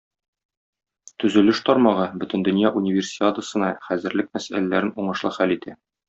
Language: Tatar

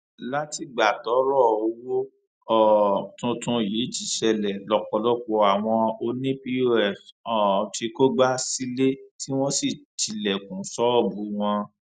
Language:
Yoruba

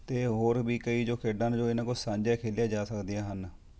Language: Punjabi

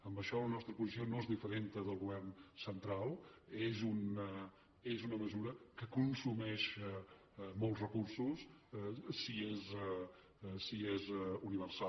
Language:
Catalan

